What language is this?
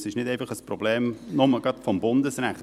Swiss German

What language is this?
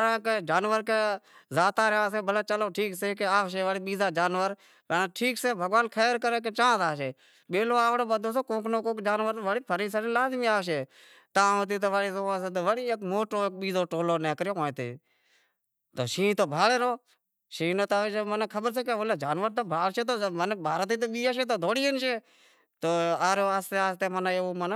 Wadiyara Koli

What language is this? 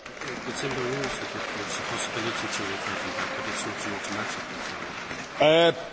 Polish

